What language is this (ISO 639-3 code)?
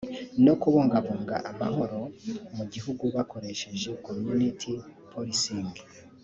kin